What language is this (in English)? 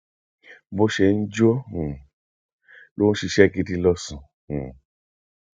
Yoruba